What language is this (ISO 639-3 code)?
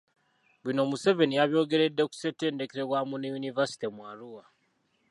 lug